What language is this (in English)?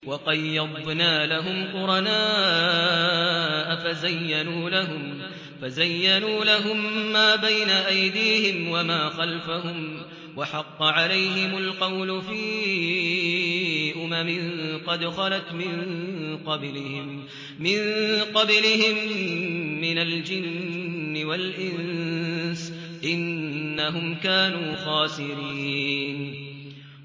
Arabic